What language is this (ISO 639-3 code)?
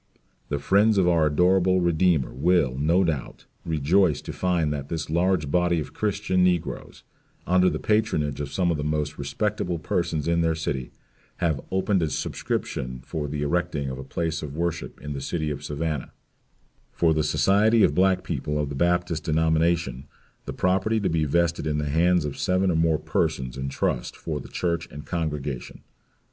eng